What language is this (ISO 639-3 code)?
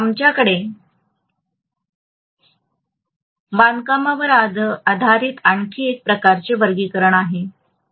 mar